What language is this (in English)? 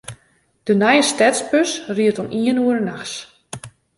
Western Frisian